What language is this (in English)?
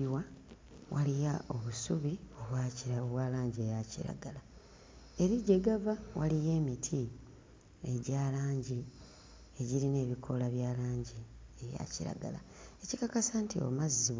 Ganda